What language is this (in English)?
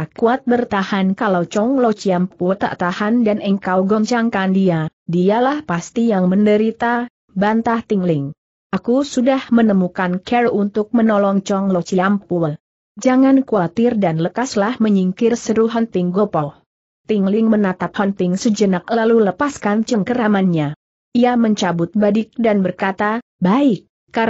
Indonesian